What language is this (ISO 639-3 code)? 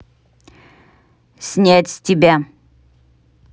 rus